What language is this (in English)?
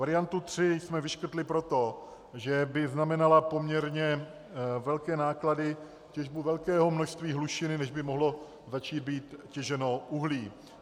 Czech